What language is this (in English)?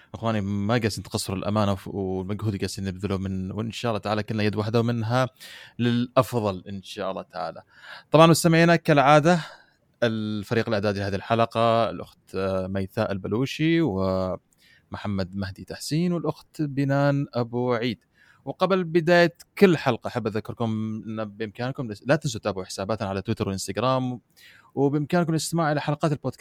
Arabic